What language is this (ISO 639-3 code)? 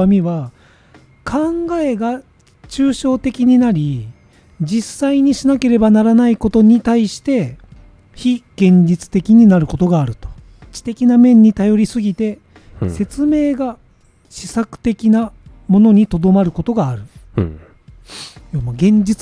jpn